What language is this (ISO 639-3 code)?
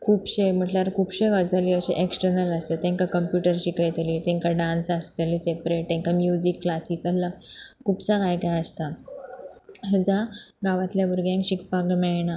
kok